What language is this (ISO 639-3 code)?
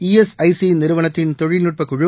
tam